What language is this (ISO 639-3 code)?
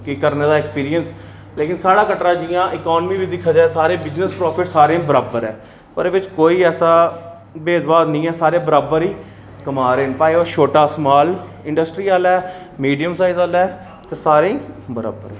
doi